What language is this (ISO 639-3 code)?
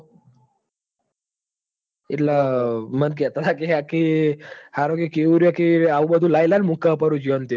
guj